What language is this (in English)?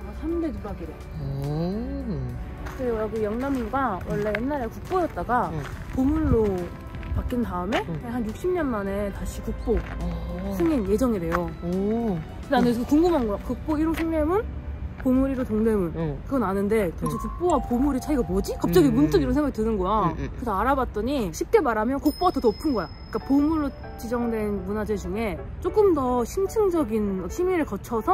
Korean